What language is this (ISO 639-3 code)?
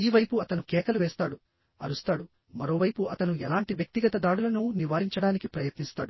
tel